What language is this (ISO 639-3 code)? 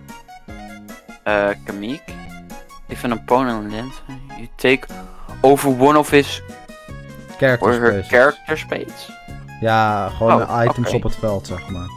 nld